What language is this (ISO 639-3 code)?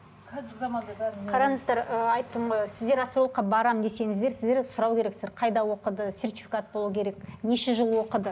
kaz